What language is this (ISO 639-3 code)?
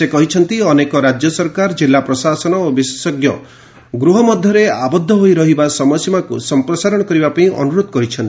ori